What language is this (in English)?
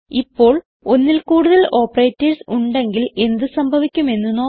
Malayalam